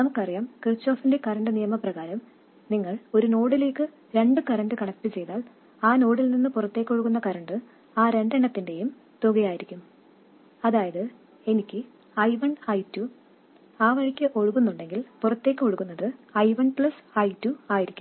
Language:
Malayalam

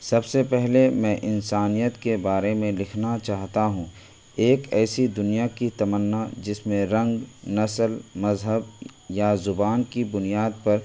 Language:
Urdu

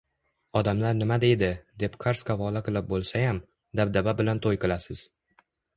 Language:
Uzbek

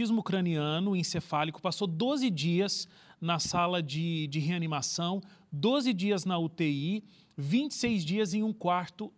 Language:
Portuguese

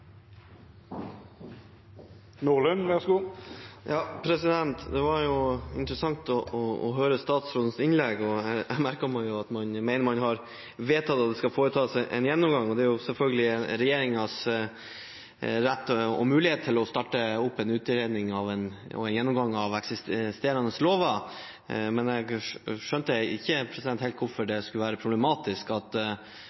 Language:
Norwegian Bokmål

